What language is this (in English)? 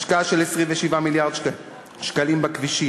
Hebrew